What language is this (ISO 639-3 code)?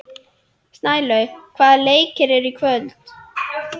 isl